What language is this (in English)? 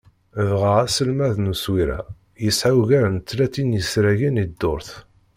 Kabyle